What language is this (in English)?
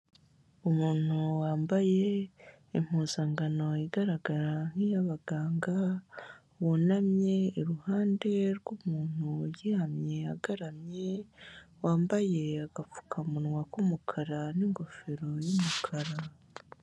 Kinyarwanda